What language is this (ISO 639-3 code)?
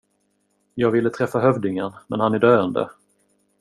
swe